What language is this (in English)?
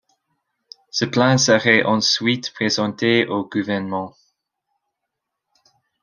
French